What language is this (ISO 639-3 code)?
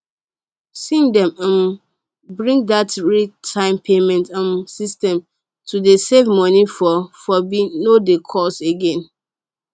pcm